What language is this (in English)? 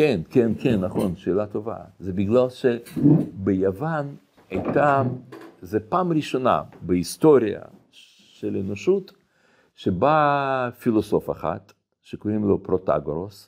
Hebrew